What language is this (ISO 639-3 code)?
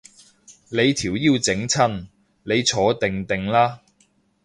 yue